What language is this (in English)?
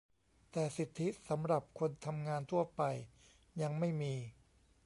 Thai